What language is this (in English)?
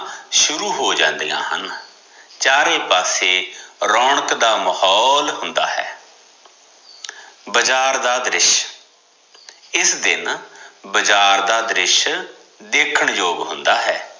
Punjabi